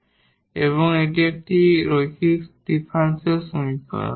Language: Bangla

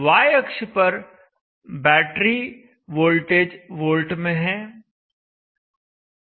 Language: Hindi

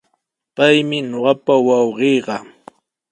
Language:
Sihuas Ancash Quechua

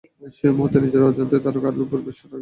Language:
Bangla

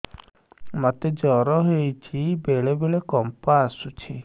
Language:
Odia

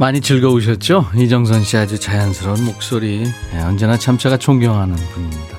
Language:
Korean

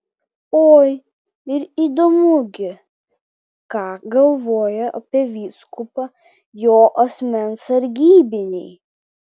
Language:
Lithuanian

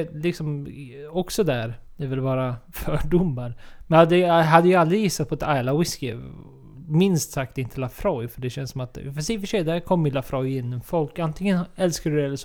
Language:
Swedish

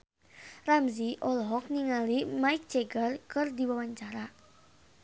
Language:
Sundanese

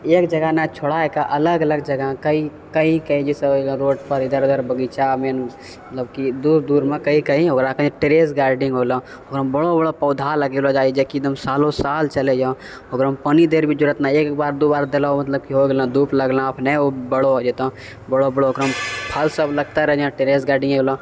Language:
Maithili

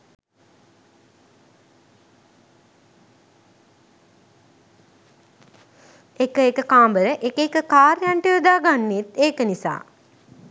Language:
Sinhala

